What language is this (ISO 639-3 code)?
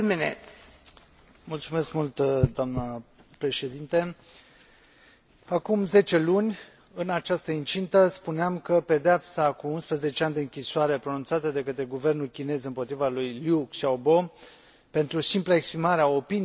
ron